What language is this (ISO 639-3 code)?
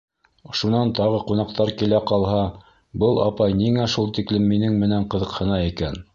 bak